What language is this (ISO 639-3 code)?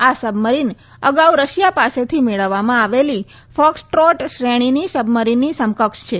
guj